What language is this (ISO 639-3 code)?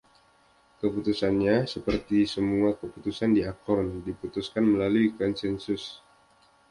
ind